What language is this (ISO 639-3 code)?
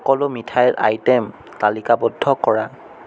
asm